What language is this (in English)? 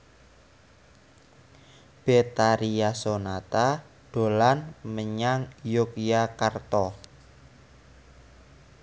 Javanese